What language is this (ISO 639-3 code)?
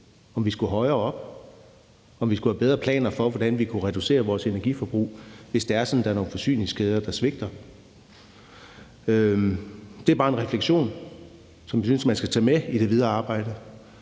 dan